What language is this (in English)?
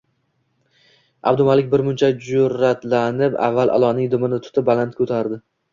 Uzbek